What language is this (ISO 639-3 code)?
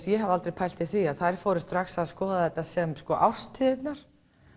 isl